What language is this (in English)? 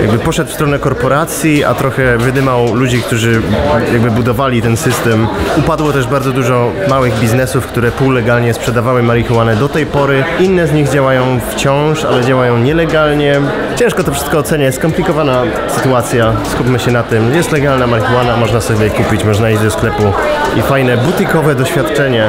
Polish